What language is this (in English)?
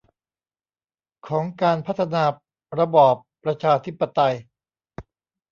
Thai